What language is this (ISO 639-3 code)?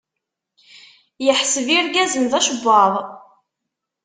kab